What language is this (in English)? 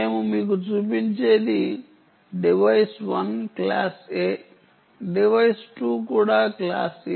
Telugu